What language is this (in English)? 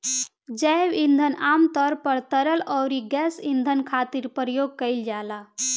Bhojpuri